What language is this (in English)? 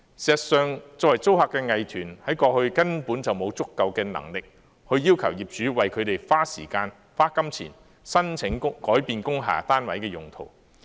Cantonese